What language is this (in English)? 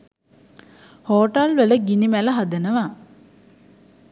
Sinhala